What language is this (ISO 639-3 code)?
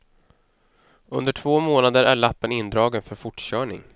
swe